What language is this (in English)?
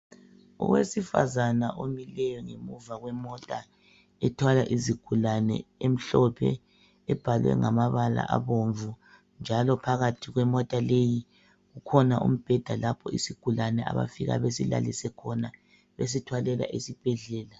North Ndebele